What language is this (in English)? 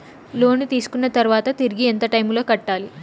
Telugu